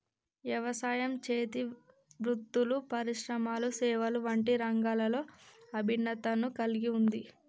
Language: Telugu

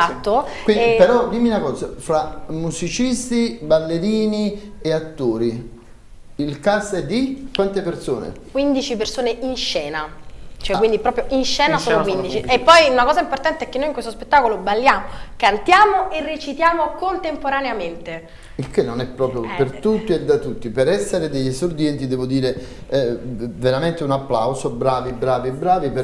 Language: Italian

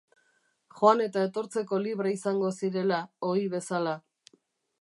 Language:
Basque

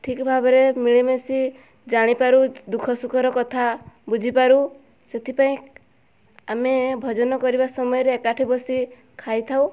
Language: Odia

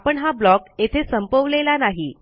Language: Marathi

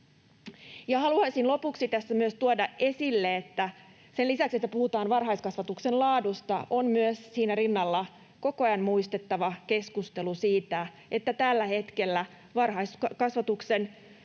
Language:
Finnish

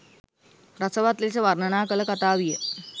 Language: Sinhala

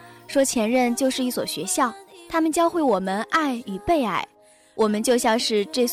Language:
Chinese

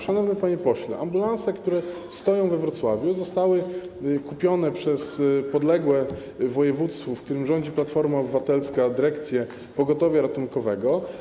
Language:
Polish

